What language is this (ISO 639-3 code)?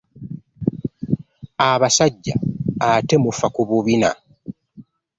lug